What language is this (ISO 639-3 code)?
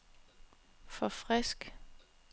dan